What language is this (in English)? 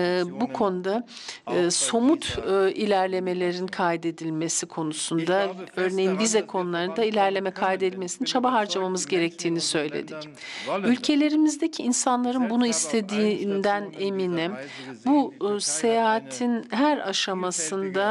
Turkish